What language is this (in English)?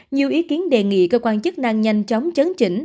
Vietnamese